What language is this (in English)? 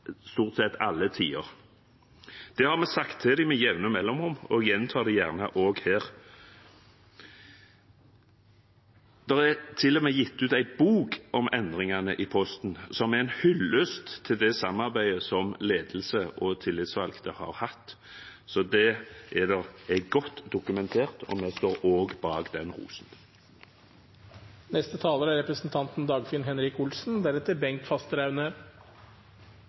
Norwegian Bokmål